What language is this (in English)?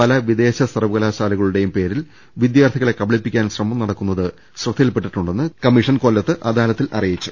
Malayalam